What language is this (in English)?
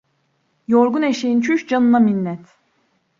Turkish